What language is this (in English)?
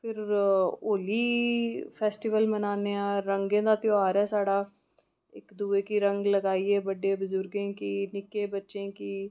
Dogri